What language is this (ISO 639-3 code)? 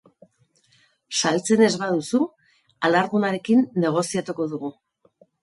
eus